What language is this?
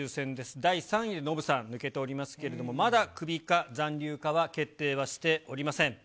Japanese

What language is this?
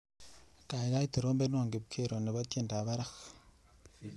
Kalenjin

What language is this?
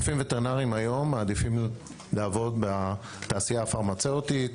Hebrew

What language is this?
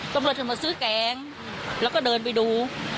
Thai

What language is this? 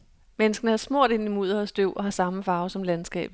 Danish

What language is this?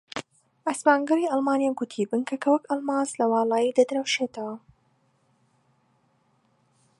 Central Kurdish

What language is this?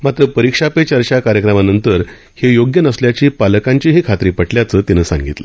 Marathi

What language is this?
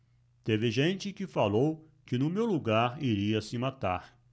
Portuguese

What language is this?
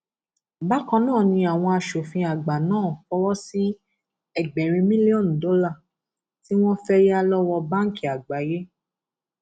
Yoruba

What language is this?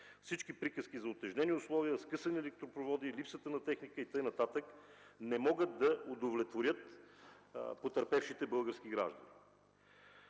Bulgarian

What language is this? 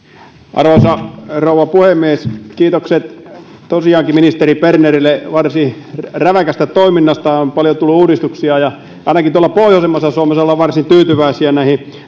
Finnish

